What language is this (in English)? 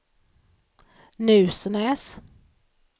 Swedish